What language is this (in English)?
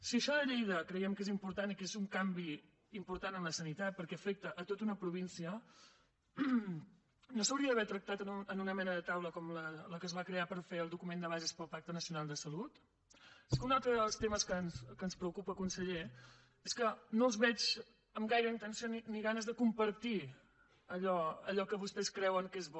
Catalan